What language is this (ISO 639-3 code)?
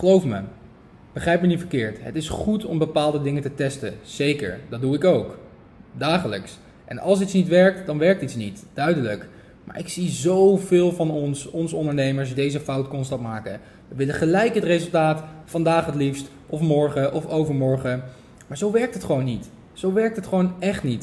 nld